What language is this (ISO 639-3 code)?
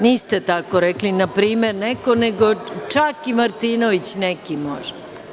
srp